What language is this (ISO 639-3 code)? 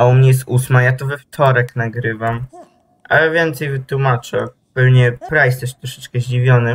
pol